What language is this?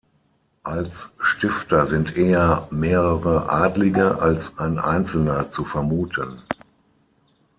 German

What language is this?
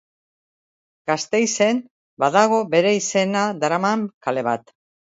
Basque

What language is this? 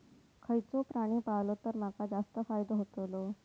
Marathi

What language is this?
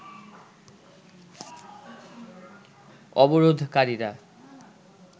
Bangla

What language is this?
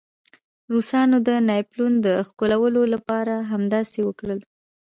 Pashto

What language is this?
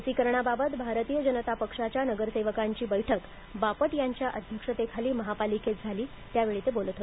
Marathi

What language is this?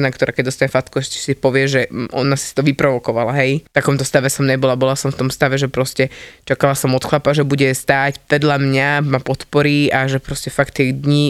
Slovak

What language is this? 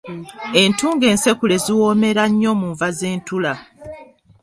Ganda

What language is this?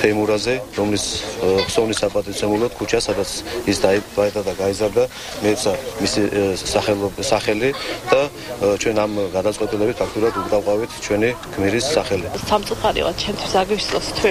Romanian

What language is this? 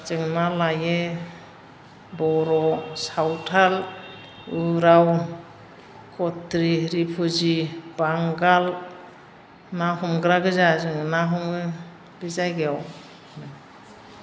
Bodo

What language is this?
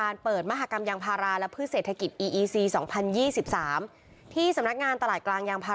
Thai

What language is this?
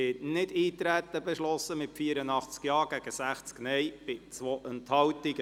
Swiss German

